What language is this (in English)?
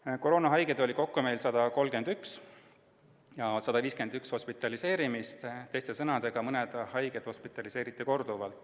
Estonian